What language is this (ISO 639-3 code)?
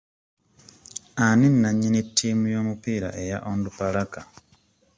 lug